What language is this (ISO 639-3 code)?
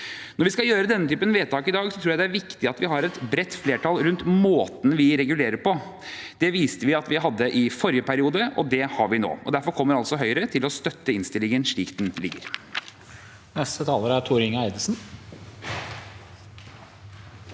nor